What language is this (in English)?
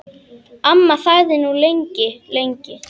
Icelandic